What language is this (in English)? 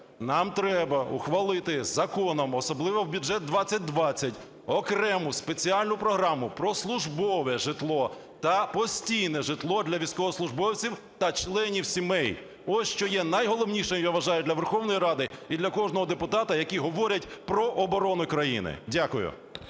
Ukrainian